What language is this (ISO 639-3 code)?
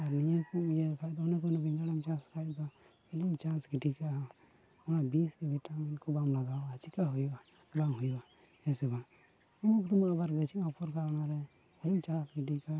sat